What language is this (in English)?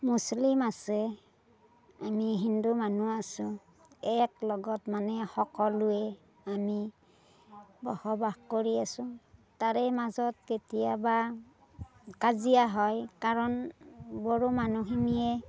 Assamese